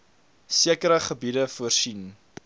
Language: Afrikaans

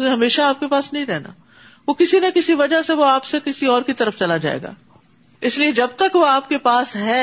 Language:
Urdu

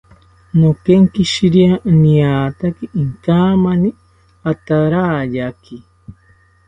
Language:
South Ucayali Ashéninka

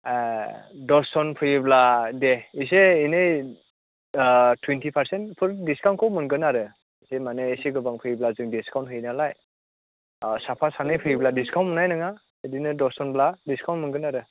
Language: Bodo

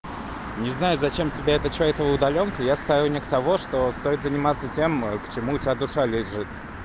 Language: Russian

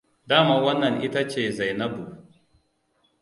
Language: Hausa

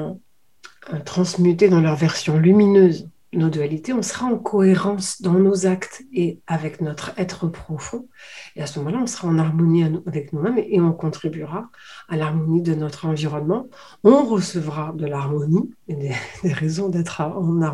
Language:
French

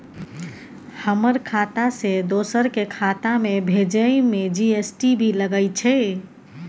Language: Maithili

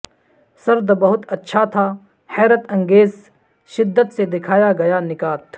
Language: Urdu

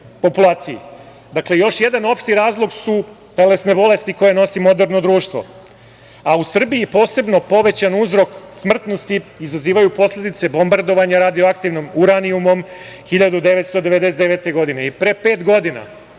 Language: Serbian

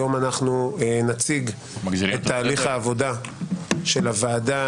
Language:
Hebrew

